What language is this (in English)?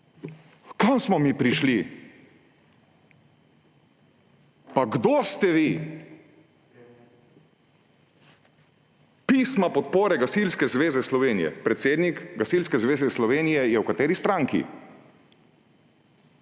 Slovenian